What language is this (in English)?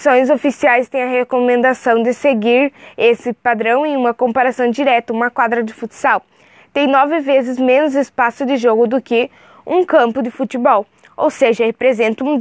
Portuguese